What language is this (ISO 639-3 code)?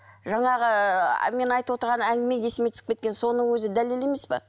kaz